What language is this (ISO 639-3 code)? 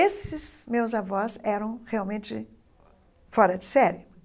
por